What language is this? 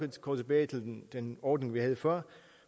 Danish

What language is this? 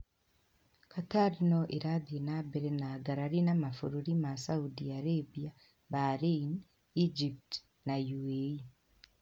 Kikuyu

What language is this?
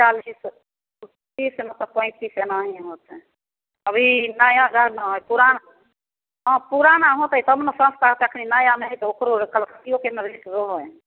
Maithili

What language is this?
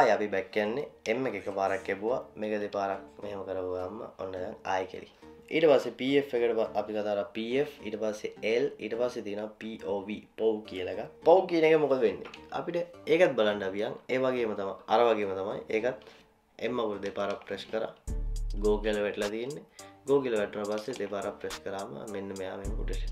Indonesian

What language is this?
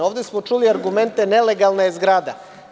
Serbian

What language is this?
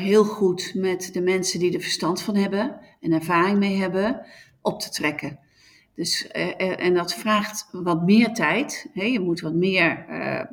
Dutch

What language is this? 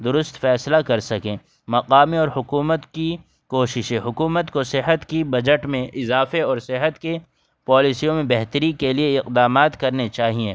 Urdu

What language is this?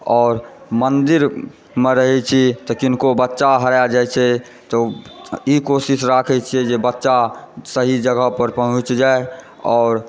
Maithili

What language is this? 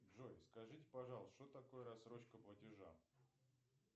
Russian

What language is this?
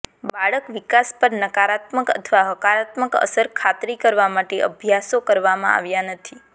Gujarati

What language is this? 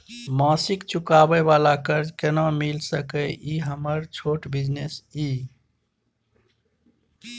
Maithili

